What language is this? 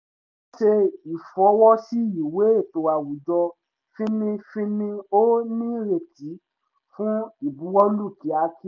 Yoruba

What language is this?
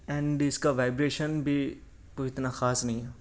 Urdu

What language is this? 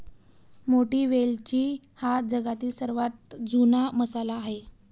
Marathi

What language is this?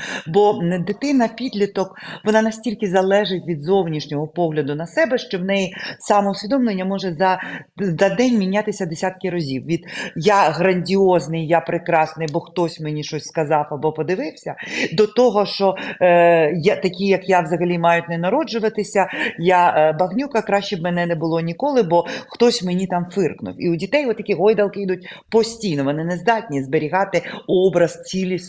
Ukrainian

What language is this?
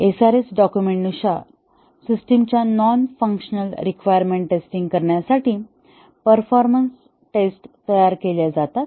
Marathi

